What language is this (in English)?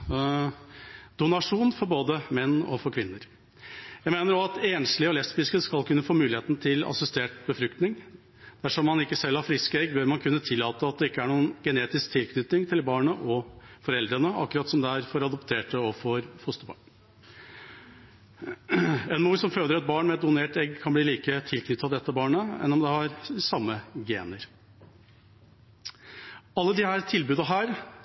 Norwegian Bokmål